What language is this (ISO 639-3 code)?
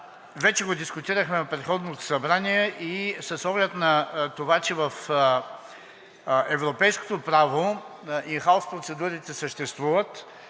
bul